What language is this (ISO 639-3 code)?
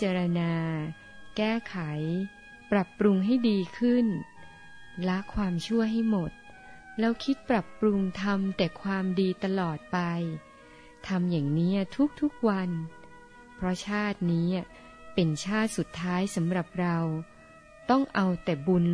tha